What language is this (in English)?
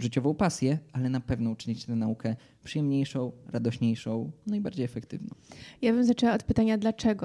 Polish